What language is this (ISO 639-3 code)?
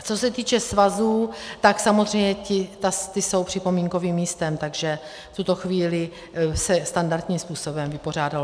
ces